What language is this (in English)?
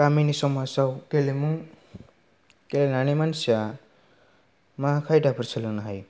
Bodo